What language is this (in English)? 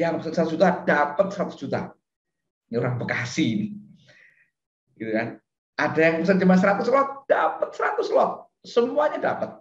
Indonesian